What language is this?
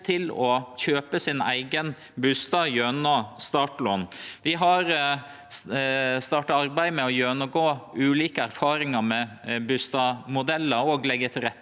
Norwegian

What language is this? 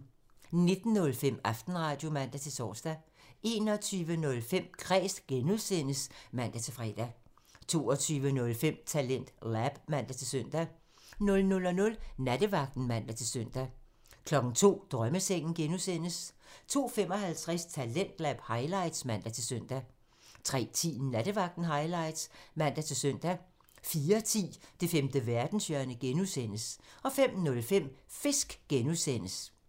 Danish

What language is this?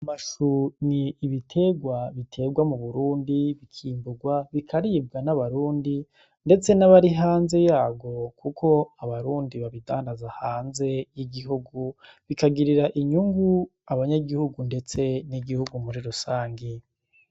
Rundi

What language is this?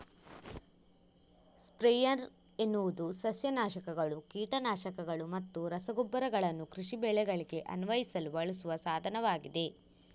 Kannada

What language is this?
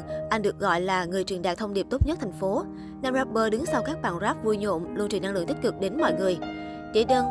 Vietnamese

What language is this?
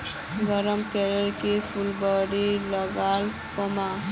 Magahi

